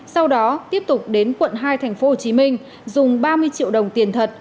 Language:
Vietnamese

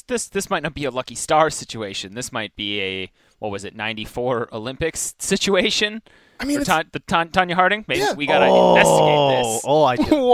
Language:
English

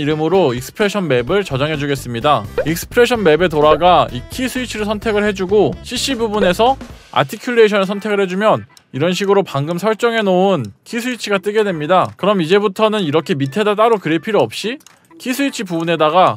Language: Korean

